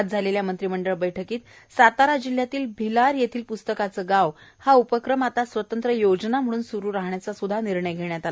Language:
Marathi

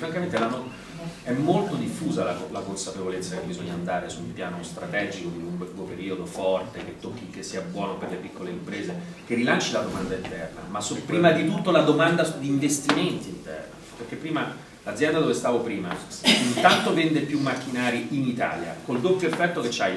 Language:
Italian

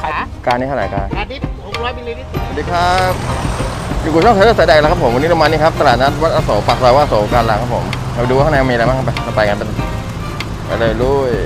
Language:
Thai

